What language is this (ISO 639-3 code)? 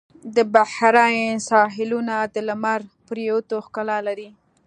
pus